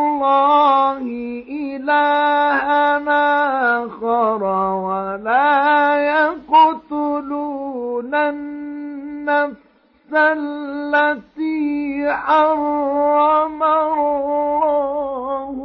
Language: Arabic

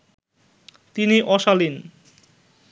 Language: Bangla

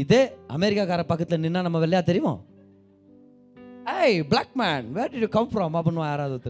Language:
Tamil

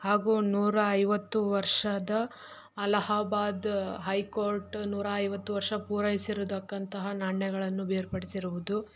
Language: Kannada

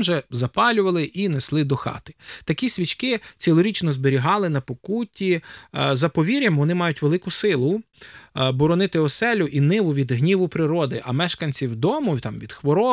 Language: Ukrainian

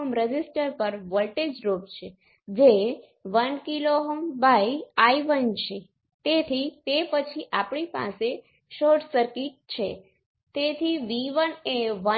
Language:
Gujarati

